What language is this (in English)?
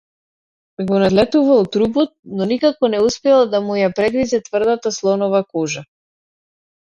Macedonian